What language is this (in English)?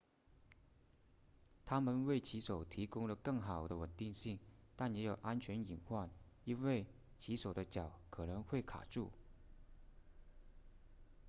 Chinese